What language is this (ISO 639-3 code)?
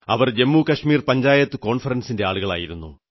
mal